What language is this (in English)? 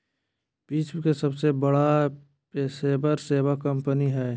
Magahi